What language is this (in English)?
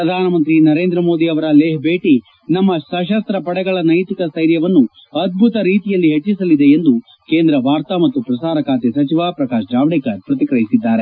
Kannada